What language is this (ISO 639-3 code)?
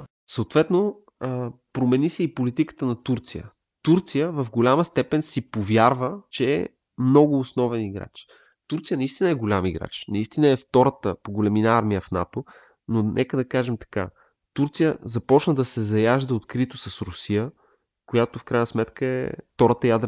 bul